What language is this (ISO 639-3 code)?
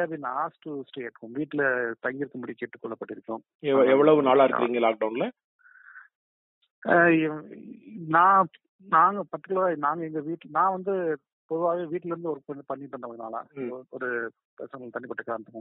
tam